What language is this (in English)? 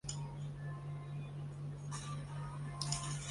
Chinese